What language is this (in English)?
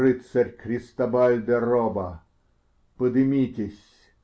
Russian